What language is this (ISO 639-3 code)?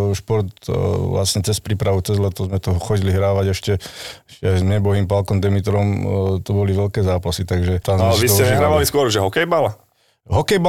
slk